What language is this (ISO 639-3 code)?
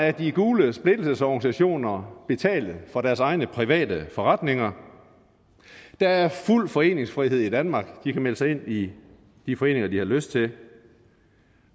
dan